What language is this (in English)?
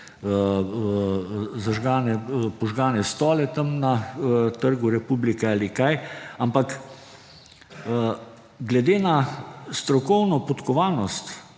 Slovenian